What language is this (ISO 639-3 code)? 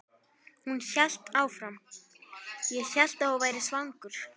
isl